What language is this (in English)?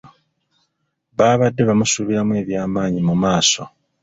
Ganda